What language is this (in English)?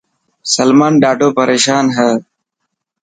Dhatki